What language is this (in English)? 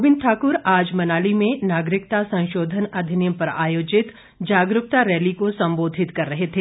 Hindi